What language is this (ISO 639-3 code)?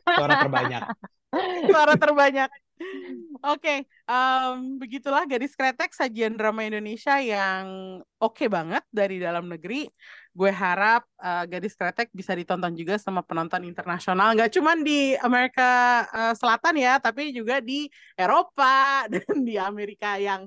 ind